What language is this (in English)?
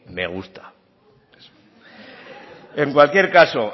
Spanish